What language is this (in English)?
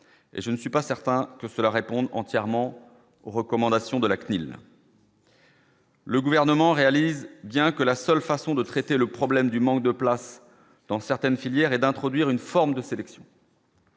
French